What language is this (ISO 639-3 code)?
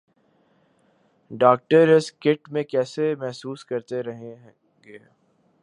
urd